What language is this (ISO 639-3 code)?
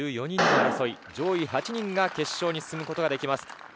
jpn